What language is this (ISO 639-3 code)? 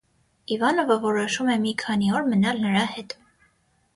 hye